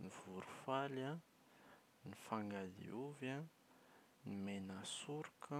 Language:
Malagasy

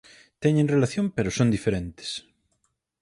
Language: Galician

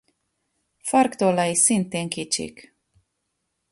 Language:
Hungarian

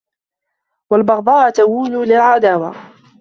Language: Arabic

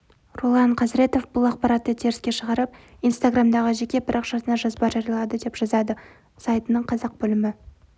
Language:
Kazakh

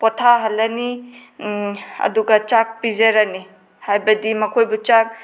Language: Manipuri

